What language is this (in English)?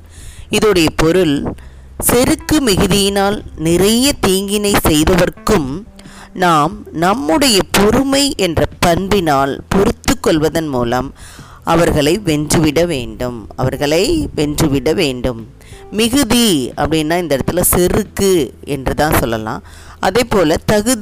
Tamil